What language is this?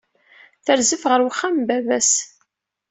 Kabyle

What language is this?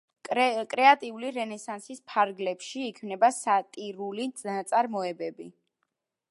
Georgian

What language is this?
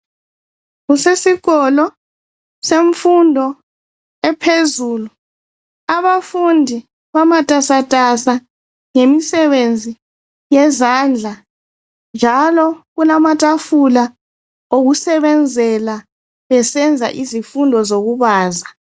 North Ndebele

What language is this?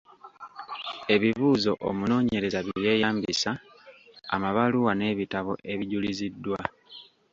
Ganda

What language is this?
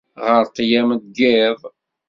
Kabyle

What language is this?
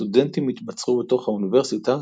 Hebrew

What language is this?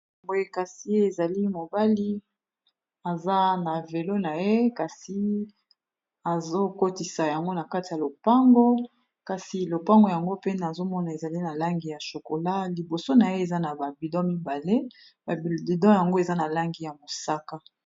Lingala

